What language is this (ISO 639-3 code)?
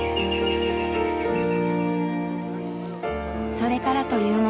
jpn